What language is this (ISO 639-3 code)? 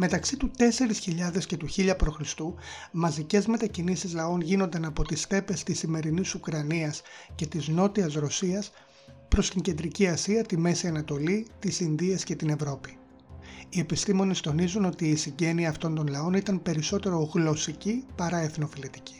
ell